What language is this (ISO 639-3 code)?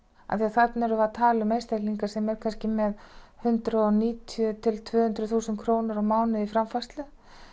isl